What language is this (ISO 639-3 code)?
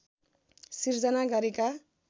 nep